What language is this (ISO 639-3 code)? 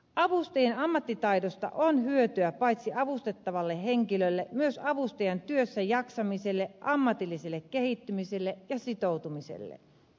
fin